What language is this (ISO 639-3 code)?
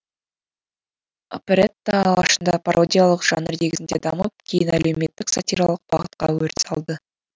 kaz